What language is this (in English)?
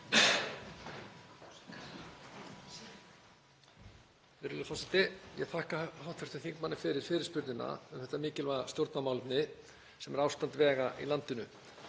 Icelandic